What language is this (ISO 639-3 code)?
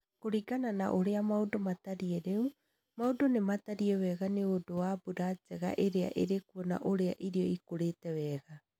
kik